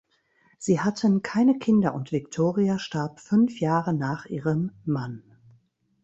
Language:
German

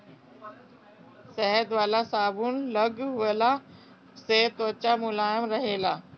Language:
Bhojpuri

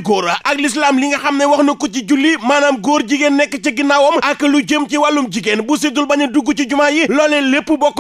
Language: French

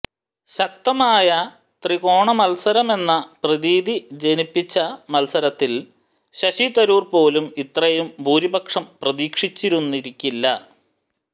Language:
Malayalam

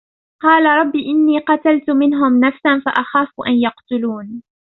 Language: Arabic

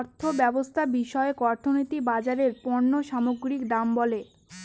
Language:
Bangla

